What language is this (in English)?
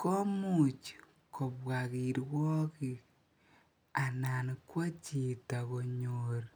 Kalenjin